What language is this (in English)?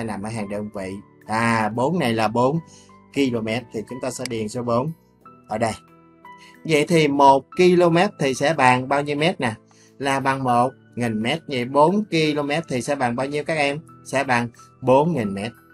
Vietnamese